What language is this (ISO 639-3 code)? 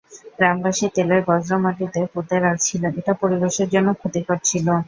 ben